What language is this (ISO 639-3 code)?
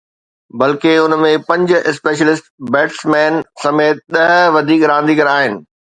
snd